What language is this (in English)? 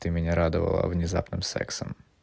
Russian